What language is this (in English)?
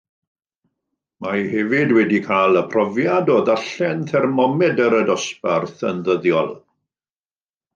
Welsh